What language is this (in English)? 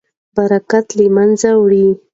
Pashto